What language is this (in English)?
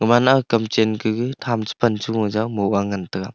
Wancho Naga